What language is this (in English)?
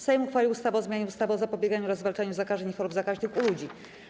Polish